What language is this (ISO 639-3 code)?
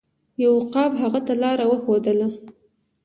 pus